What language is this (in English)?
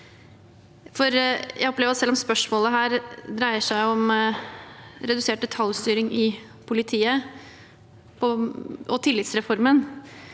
Norwegian